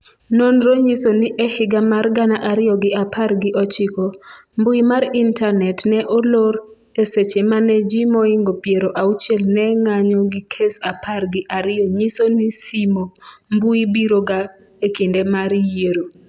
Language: Luo (Kenya and Tanzania)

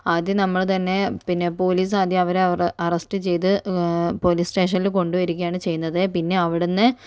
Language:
Malayalam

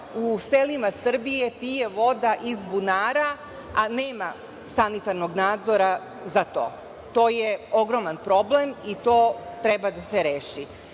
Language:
Serbian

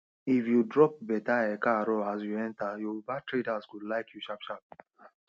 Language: Nigerian Pidgin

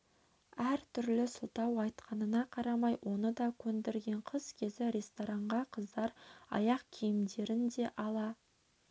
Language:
Kazakh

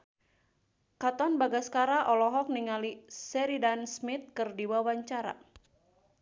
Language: Sundanese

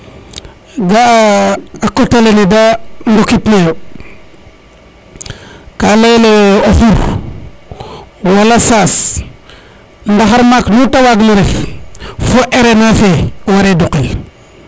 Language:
Serer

